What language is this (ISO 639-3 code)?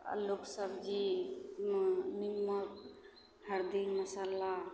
mai